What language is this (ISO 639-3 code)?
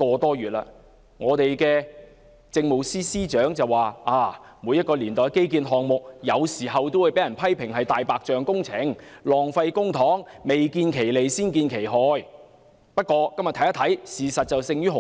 yue